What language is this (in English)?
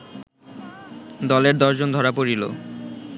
Bangla